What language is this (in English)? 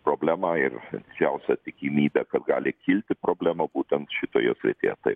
Lithuanian